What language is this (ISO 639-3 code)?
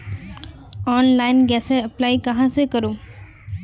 mag